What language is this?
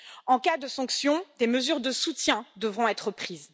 French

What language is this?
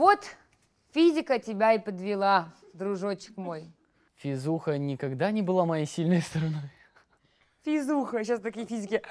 Russian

